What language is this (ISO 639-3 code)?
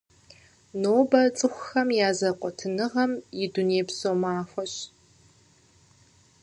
kbd